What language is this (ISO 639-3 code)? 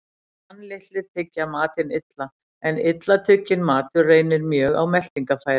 isl